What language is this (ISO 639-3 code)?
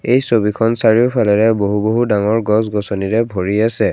asm